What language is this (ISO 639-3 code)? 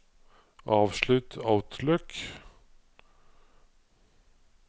nor